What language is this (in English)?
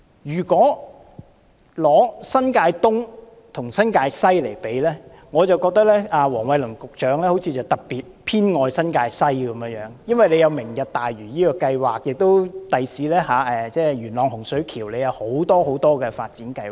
Cantonese